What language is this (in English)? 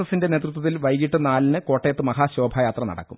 Malayalam